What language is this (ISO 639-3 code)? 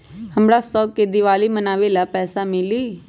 mag